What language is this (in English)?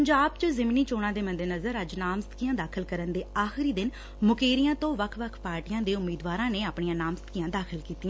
Punjabi